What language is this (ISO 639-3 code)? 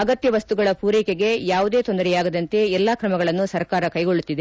kan